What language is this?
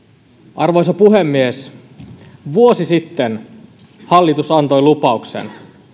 Finnish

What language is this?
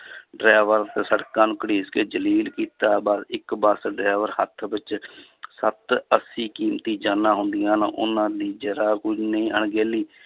Punjabi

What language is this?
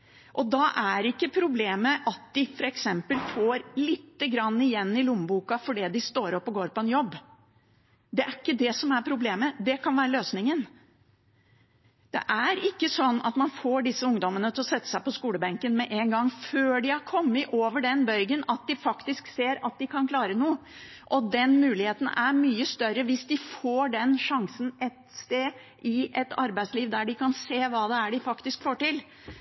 Norwegian Bokmål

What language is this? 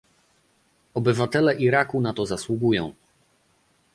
Polish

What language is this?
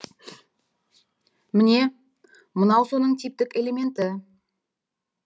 Kazakh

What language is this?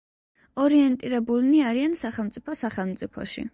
Georgian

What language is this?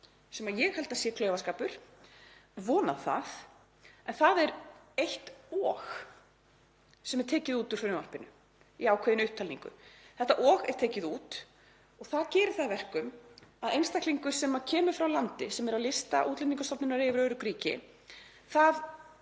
Icelandic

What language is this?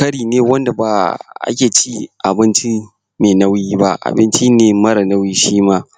Hausa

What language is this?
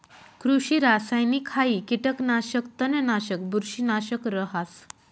Marathi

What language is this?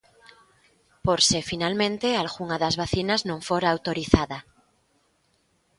Galician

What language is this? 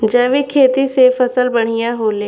Bhojpuri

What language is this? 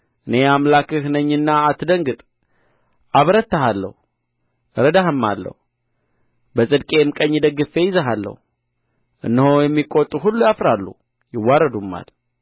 Amharic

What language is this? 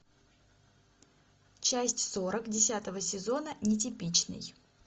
Russian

